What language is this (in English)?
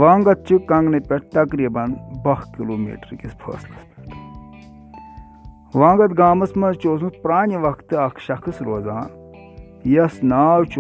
Urdu